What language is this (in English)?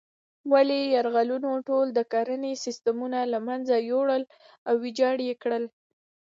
Pashto